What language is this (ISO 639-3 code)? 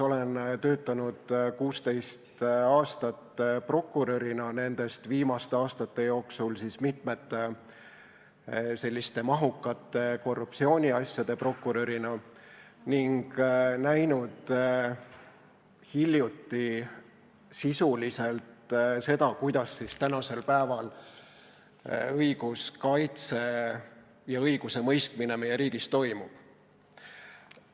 est